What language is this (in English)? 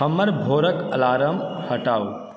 Maithili